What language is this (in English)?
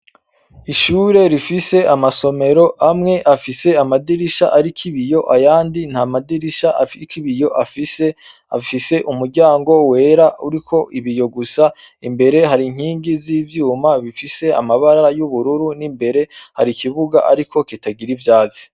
Rundi